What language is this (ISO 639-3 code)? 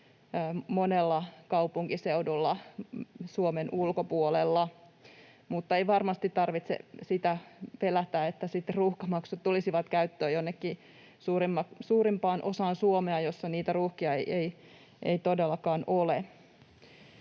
fin